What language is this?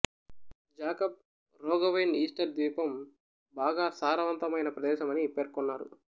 Telugu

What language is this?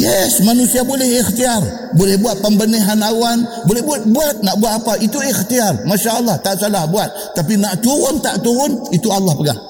Malay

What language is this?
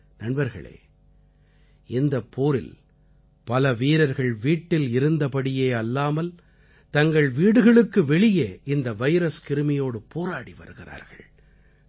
Tamil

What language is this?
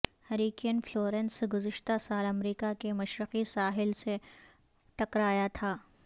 Urdu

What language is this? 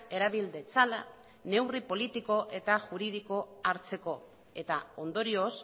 Basque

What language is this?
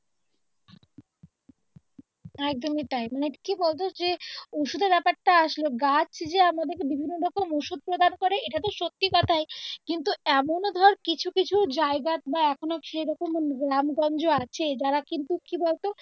Bangla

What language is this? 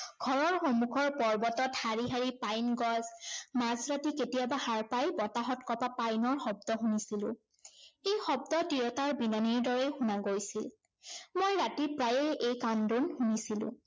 Assamese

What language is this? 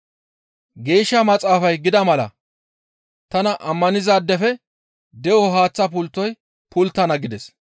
Gamo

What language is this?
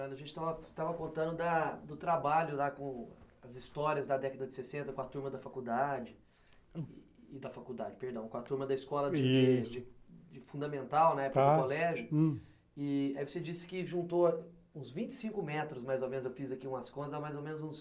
Portuguese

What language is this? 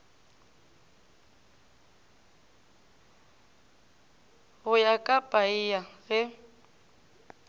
Northern Sotho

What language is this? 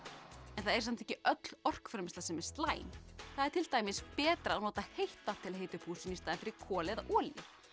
Icelandic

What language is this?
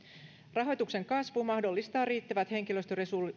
Finnish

